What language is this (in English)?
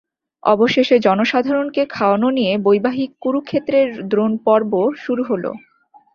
Bangla